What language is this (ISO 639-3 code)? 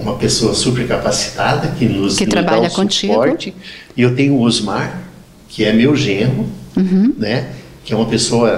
por